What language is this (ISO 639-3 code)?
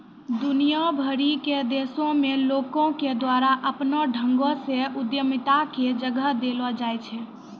mai